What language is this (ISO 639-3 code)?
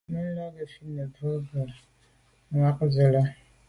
byv